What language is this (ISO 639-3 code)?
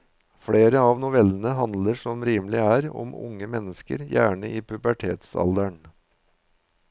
nor